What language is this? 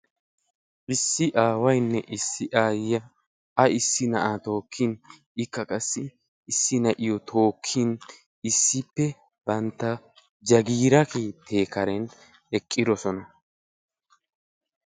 Wolaytta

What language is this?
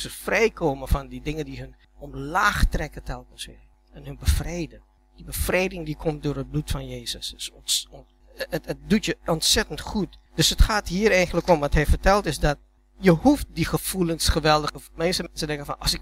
Dutch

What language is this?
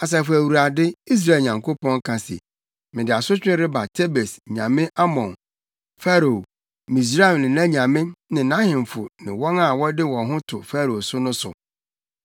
Akan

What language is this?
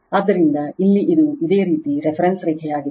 Kannada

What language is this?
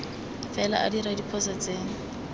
Tswana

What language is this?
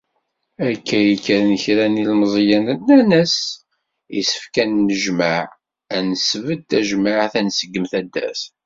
Kabyle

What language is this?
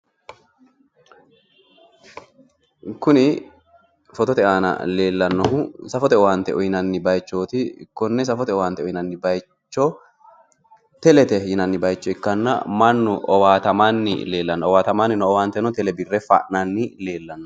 Sidamo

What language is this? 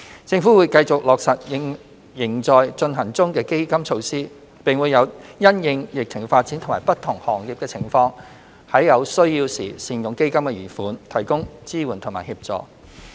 Cantonese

